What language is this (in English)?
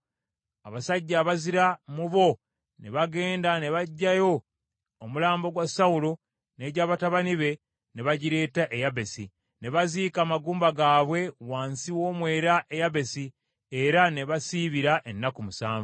Ganda